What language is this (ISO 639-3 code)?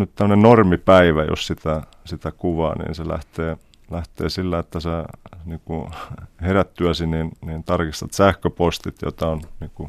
fin